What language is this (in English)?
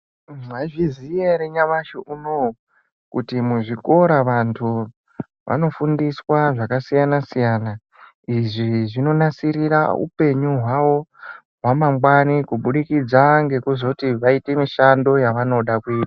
Ndau